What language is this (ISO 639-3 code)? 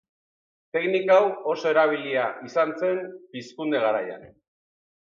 eus